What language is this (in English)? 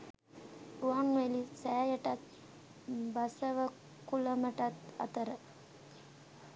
Sinhala